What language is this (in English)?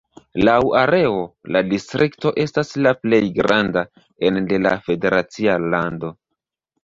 Esperanto